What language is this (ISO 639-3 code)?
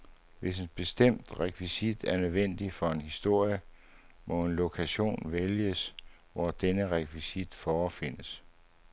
dan